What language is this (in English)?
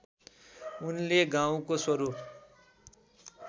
Nepali